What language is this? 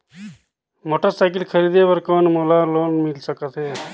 Chhattisgarhi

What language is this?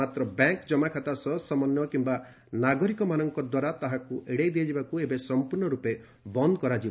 Odia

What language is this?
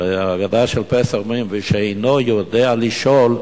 Hebrew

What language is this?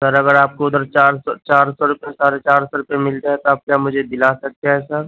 Urdu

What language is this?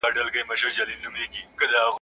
Pashto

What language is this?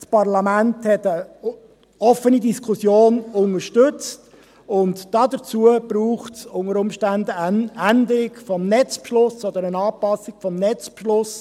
Swiss German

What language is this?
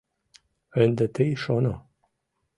Mari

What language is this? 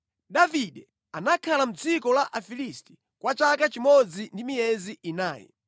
Nyanja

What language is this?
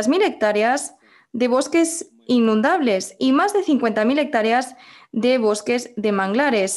Spanish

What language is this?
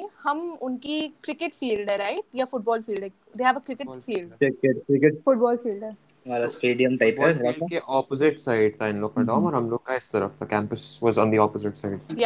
Hindi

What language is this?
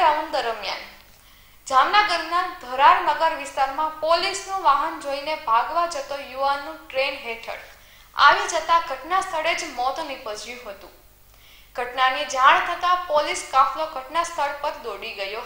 Hindi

